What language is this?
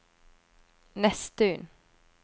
Norwegian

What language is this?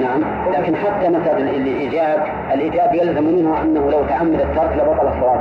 Arabic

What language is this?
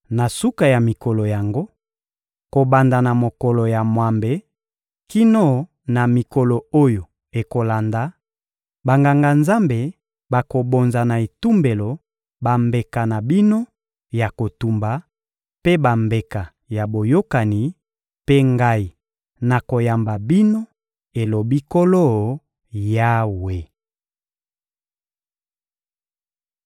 Lingala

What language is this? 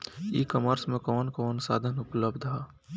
Bhojpuri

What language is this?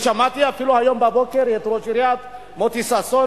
Hebrew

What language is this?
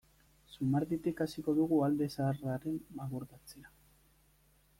Basque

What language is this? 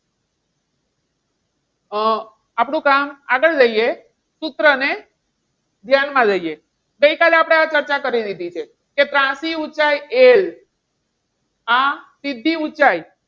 Gujarati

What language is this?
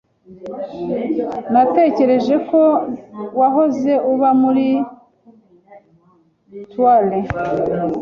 Kinyarwanda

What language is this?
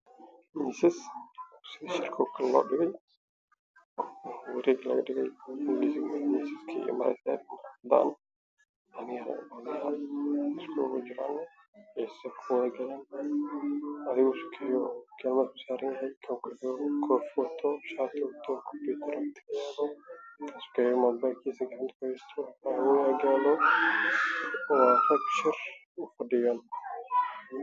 Somali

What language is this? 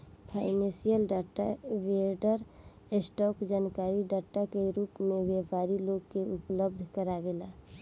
Bhojpuri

